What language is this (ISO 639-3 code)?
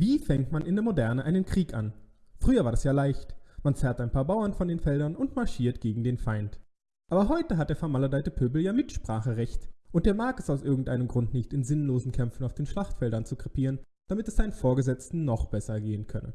deu